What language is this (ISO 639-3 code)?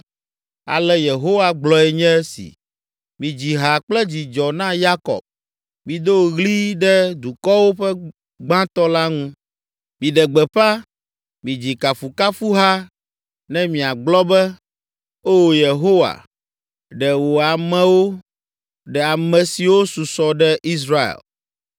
ewe